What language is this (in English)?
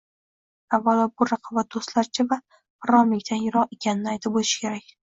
Uzbek